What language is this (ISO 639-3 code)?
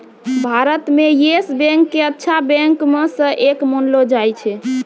mai